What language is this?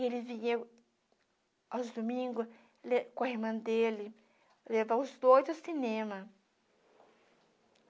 Portuguese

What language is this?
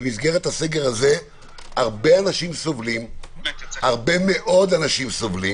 Hebrew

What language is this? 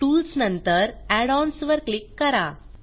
Marathi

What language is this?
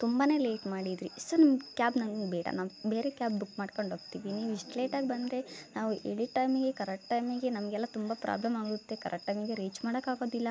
Kannada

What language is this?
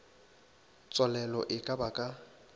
Northern Sotho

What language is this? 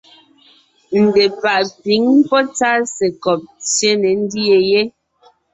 Ngiemboon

